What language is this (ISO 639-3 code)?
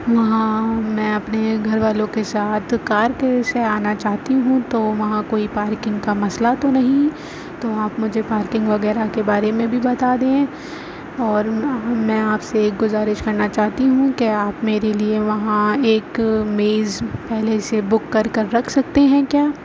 urd